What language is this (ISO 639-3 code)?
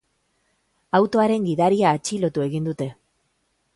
eus